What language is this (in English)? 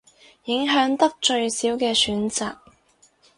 Cantonese